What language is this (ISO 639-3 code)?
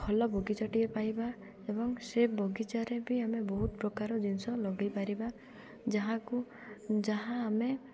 ori